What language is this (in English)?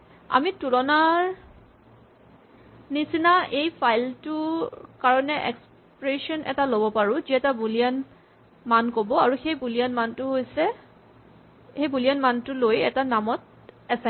Assamese